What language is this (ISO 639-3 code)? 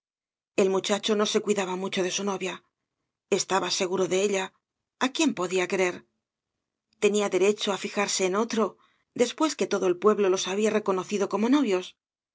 spa